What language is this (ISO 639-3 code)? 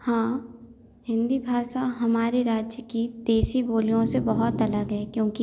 hin